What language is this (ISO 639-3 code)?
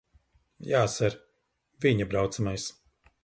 lav